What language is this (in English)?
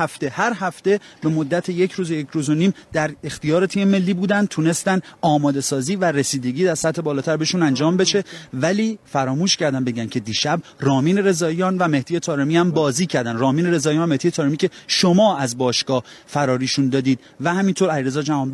Persian